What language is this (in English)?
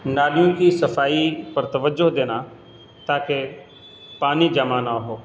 Urdu